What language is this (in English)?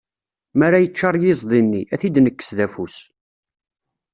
Kabyle